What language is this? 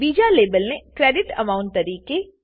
Gujarati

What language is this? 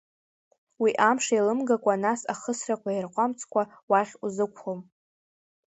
Abkhazian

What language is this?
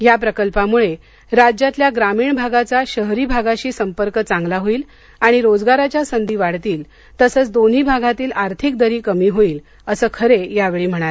Marathi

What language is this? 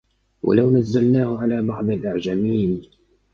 Arabic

